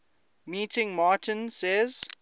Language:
English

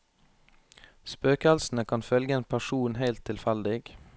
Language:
Norwegian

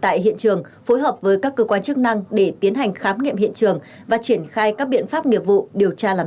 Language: Vietnamese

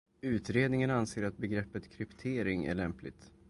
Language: Swedish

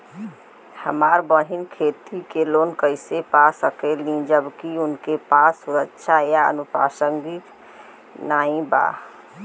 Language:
Bhojpuri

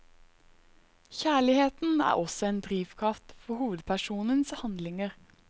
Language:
Norwegian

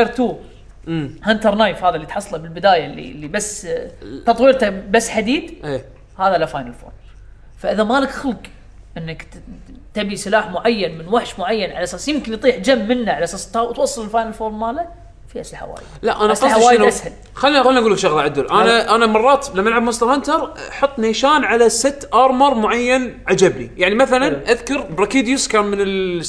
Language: Arabic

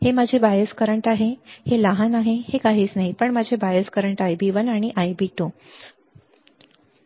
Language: Marathi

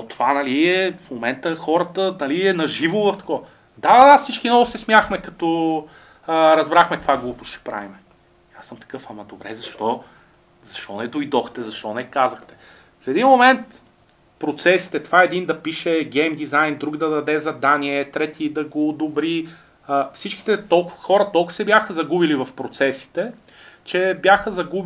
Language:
Bulgarian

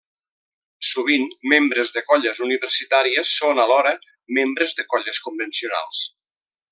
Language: Catalan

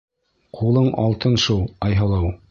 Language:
Bashkir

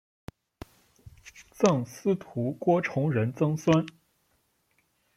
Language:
Chinese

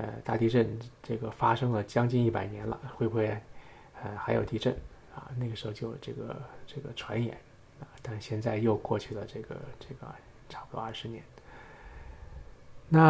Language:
Chinese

